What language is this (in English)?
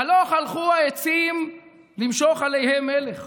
Hebrew